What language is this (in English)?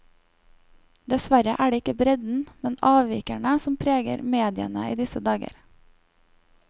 Norwegian